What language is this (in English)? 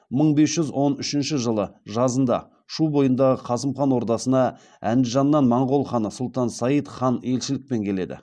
Kazakh